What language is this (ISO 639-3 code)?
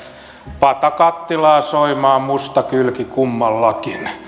fin